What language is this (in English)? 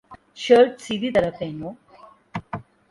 Urdu